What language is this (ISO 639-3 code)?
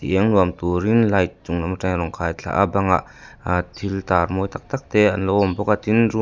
lus